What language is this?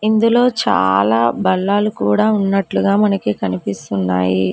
Telugu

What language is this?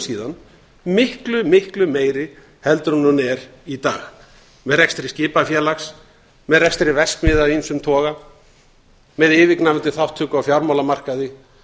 Icelandic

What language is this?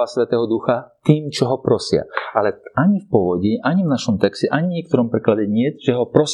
Slovak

